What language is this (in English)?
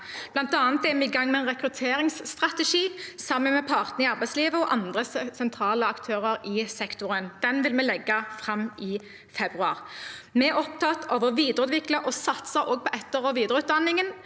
Norwegian